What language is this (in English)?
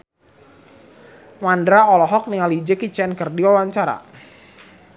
Sundanese